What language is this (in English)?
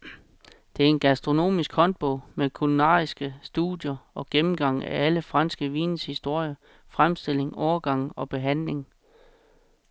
Danish